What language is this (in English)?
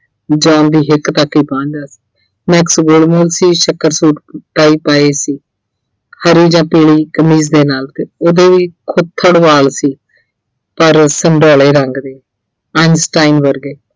Punjabi